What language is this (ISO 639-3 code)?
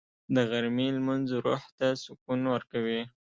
pus